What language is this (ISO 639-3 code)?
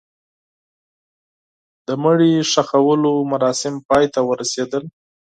pus